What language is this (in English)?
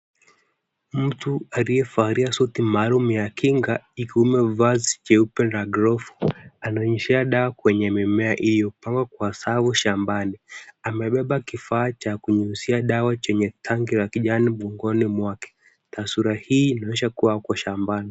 Swahili